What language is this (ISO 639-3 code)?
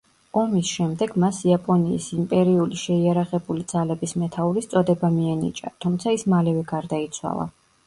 kat